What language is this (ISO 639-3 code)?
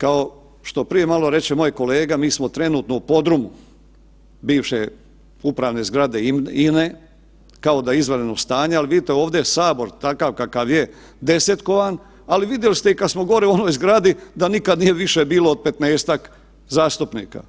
hrv